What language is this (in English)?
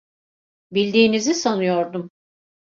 Turkish